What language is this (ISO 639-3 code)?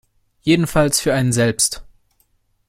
deu